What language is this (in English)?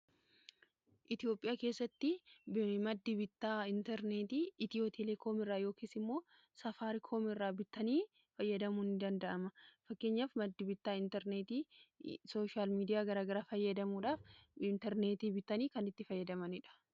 Oromo